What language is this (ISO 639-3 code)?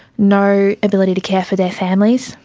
eng